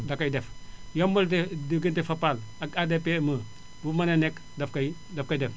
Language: Wolof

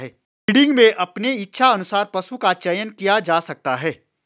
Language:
Hindi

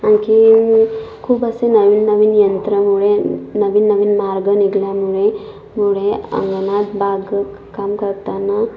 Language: Marathi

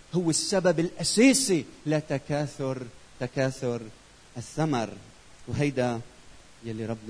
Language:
Arabic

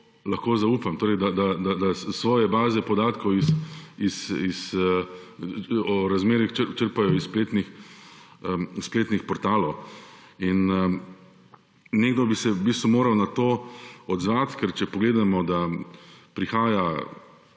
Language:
Slovenian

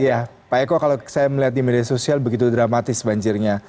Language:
Indonesian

